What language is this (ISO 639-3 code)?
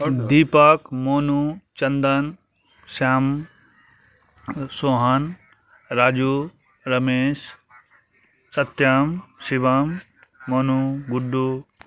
mai